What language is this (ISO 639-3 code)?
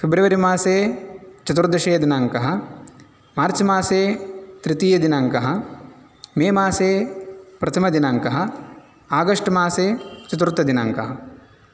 san